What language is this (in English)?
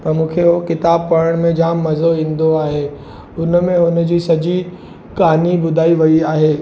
Sindhi